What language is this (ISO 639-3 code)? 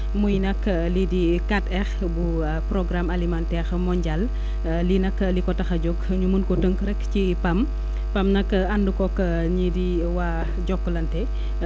wol